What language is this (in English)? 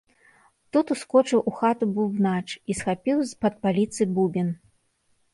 Belarusian